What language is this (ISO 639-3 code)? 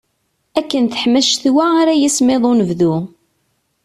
kab